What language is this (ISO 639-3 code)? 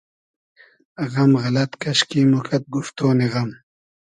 haz